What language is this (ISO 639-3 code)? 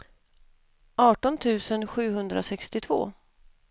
swe